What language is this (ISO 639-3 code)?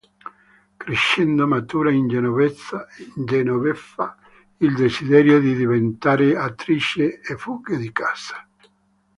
ita